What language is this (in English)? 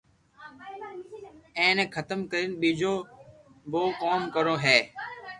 Loarki